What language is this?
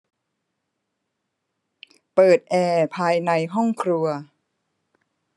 Thai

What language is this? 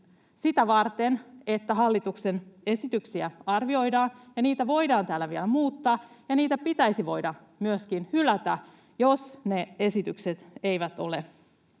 Finnish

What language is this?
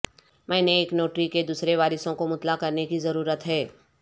Urdu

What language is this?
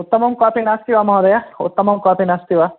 Sanskrit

